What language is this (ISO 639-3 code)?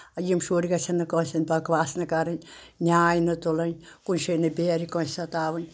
kas